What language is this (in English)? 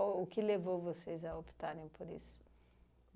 Portuguese